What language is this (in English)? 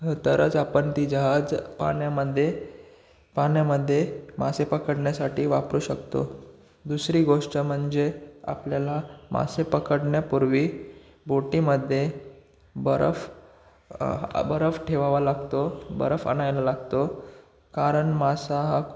Marathi